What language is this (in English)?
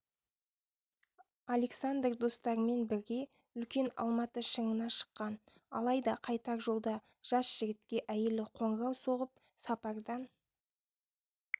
Kazakh